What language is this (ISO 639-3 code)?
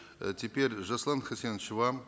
kaz